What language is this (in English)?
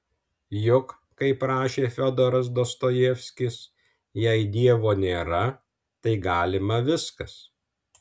Lithuanian